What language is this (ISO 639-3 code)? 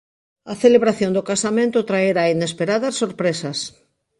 glg